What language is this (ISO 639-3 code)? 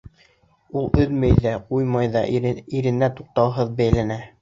bak